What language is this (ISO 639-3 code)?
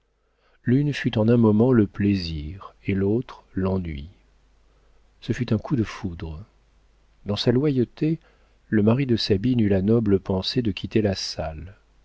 fra